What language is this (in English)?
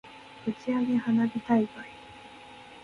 Japanese